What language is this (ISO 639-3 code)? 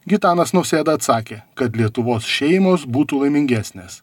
lit